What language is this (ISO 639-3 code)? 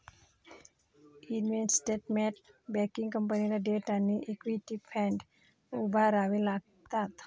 mar